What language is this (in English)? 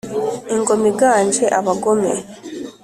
Kinyarwanda